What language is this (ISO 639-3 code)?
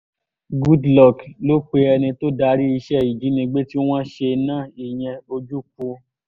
yor